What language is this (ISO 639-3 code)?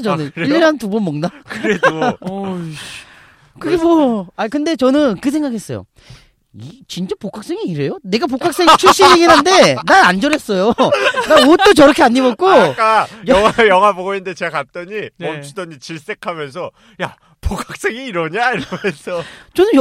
kor